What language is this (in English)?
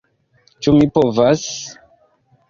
Esperanto